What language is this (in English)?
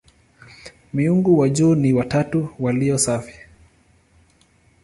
Swahili